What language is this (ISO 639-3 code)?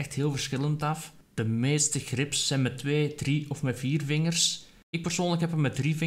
nld